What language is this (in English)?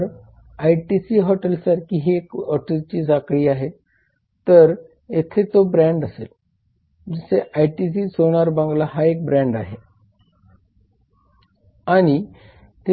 Marathi